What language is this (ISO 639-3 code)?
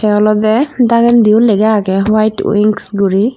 ccp